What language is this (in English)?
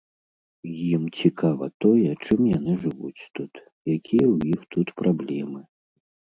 Belarusian